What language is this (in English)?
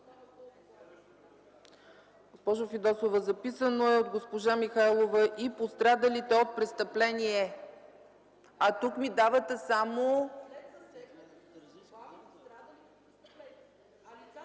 Bulgarian